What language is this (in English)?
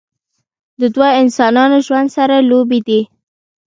Pashto